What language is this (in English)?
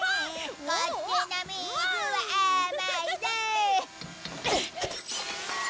Japanese